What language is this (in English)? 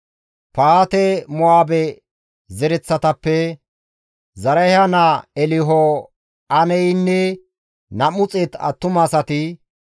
Gamo